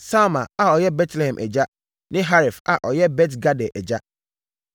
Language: Akan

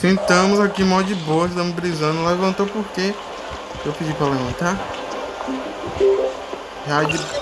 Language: Portuguese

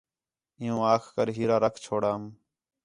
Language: Khetrani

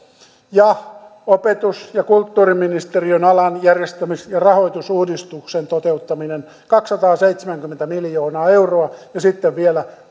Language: Finnish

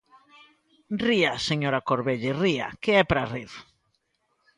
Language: Galician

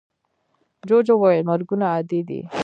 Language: Pashto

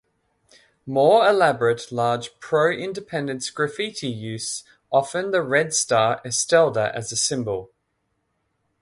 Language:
English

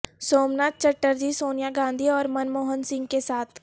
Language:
Urdu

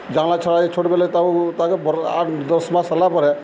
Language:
Odia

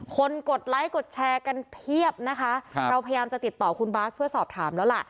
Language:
Thai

